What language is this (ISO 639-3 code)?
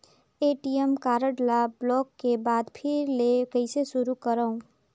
hne